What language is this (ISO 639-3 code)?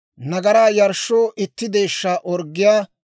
dwr